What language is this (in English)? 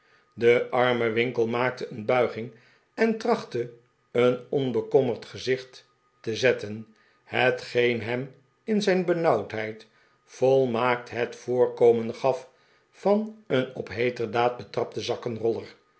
Dutch